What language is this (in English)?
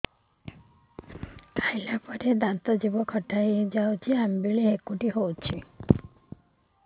Odia